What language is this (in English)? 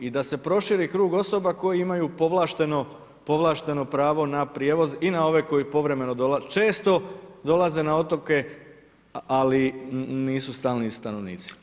Croatian